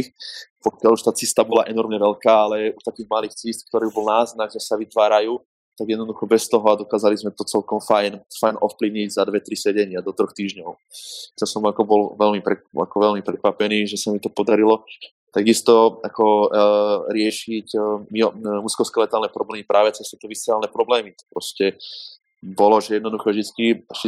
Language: Slovak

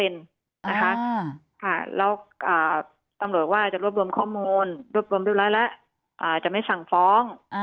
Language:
Thai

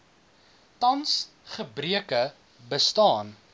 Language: Afrikaans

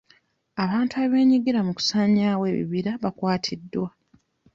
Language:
Ganda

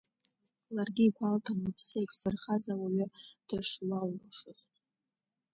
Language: Abkhazian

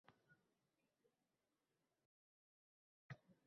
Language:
Uzbek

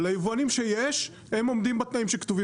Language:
Hebrew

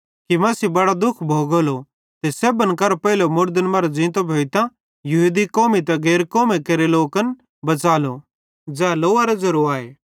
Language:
Bhadrawahi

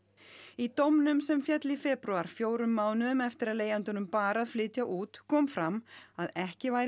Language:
Icelandic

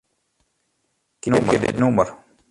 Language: Western Frisian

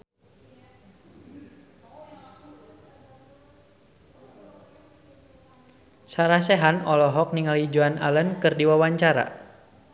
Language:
Sundanese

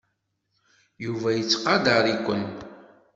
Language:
Kabyle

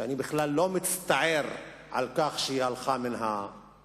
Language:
Hebrew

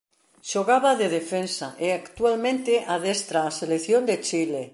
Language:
Galician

